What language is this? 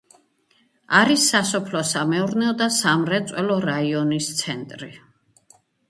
Georgian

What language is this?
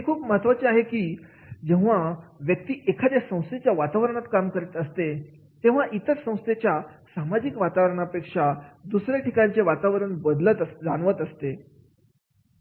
Marathi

